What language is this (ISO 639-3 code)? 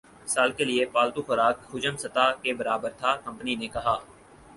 urd